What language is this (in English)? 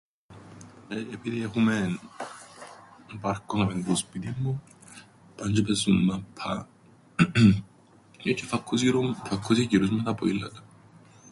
Greek